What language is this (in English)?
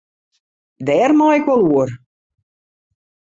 Western Frisian